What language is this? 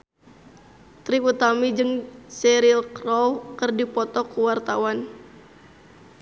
Sundanese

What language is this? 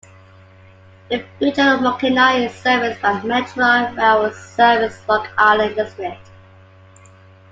English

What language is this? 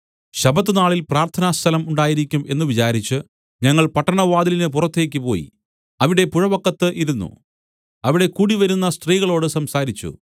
Malayalam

